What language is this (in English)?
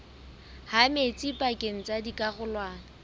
Southern Sotho